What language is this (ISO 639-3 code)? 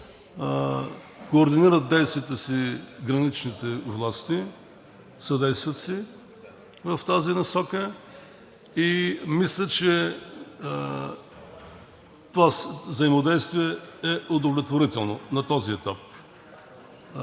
bul